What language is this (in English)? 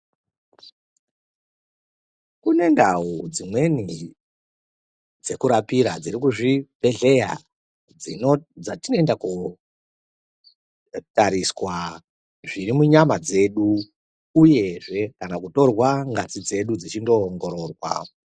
Ndau